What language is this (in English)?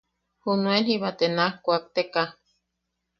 Yaqui